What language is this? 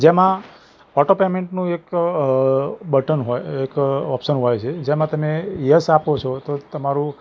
Gujarati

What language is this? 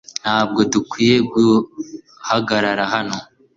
Kinyarwanda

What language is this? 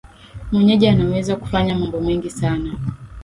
Swahili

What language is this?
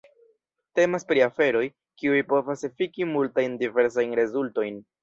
Esperanto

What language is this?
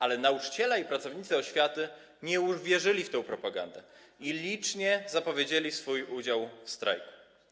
Polish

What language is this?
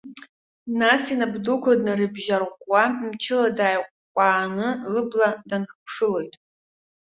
Abkhazian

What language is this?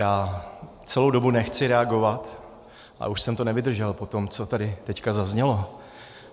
Czech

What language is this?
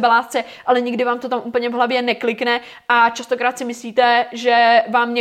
Czech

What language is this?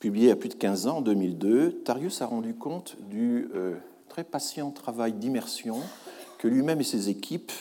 French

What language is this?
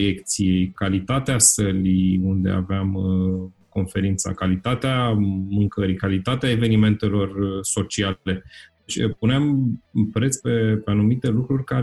Romanian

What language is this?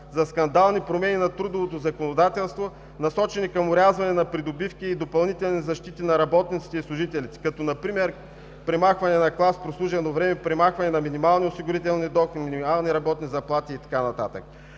Bulgarian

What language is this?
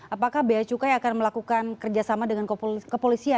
Indonesian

